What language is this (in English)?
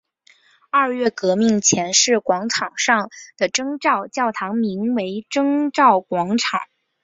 Chinese